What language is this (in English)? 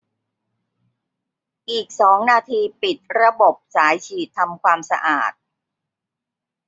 Thai